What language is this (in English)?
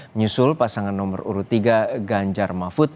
Indonesian